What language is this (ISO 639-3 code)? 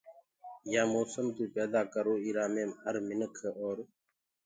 ggg